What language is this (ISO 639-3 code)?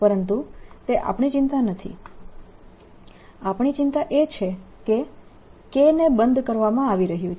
guj